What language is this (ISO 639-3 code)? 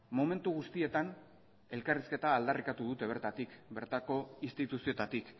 eus